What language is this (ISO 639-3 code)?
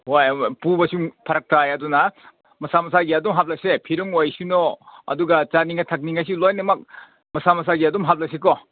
mni